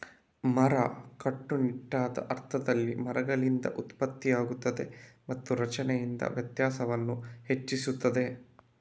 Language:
Kannada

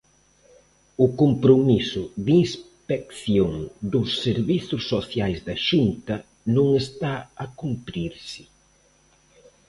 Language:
Galician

